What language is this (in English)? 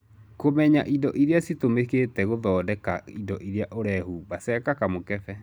Kikuyu